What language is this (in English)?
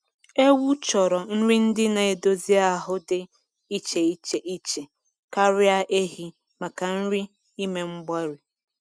Igbo